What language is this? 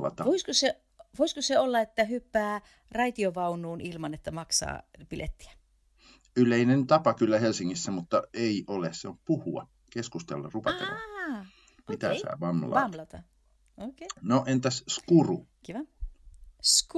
Finnish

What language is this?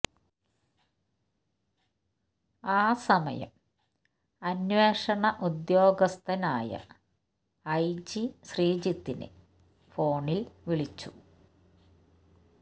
Malayalam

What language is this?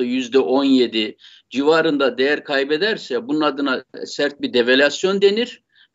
Turkish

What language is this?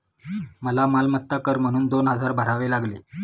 Marathi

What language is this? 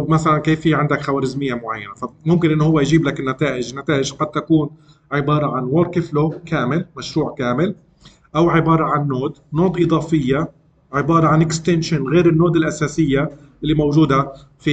Arabic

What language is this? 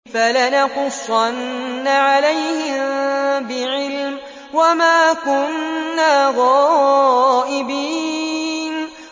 Arabic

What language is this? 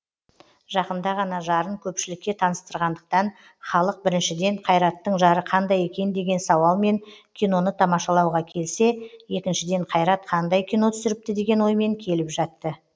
Kazakh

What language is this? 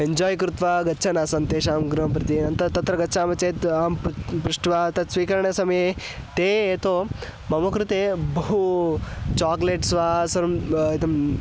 Sanskrit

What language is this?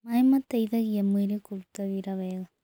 Kikuyu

